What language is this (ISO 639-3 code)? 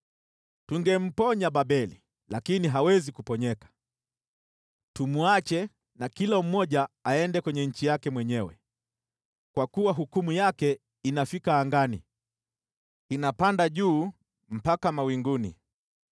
swa